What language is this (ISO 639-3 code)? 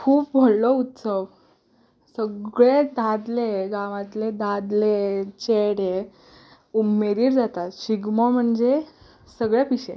kok